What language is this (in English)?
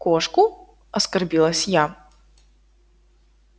Russian